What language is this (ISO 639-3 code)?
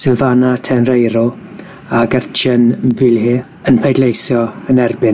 cym